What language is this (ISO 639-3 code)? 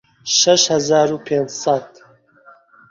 ckb